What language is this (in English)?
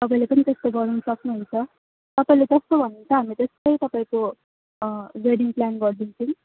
Nepali